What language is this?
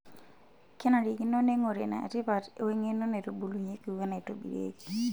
Masai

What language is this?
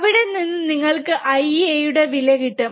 Malayalam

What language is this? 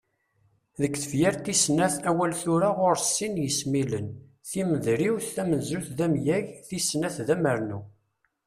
Kabyle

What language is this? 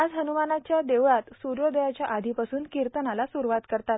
Marathi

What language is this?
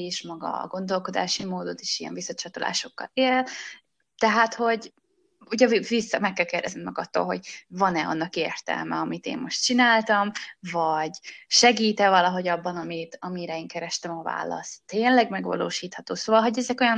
Hungarian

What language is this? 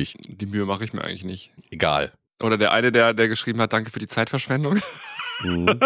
German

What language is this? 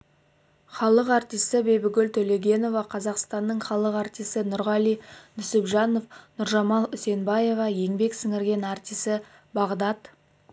Kazakh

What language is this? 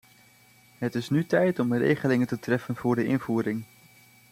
Dutch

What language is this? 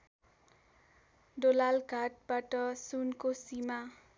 Nepali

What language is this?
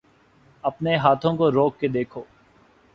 Urdu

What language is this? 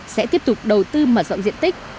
Vietnamese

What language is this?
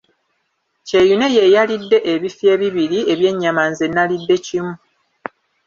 Ganda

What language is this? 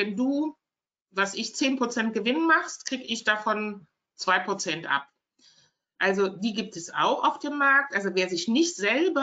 German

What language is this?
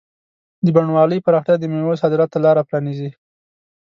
Pashto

